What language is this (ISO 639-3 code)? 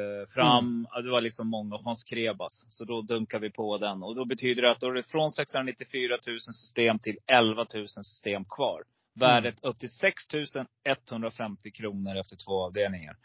swe